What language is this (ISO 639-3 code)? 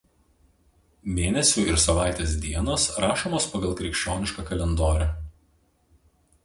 lit